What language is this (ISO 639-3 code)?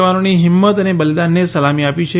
guj